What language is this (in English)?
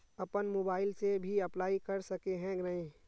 Magahi